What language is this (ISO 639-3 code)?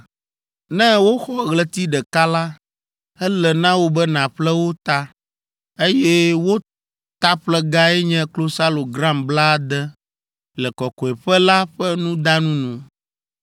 ewe